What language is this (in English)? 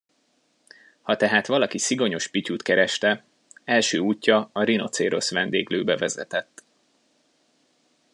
Hungarian